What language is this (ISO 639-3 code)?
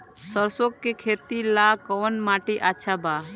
bho